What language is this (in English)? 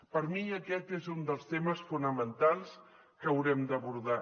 Catalan